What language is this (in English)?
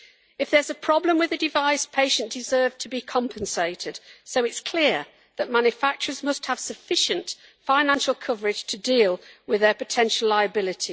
English